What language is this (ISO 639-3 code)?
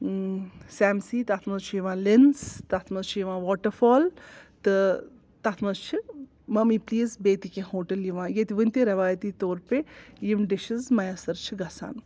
kas